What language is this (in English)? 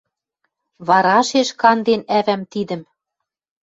Western Mari